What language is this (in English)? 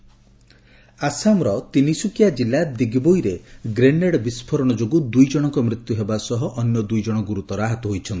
Odia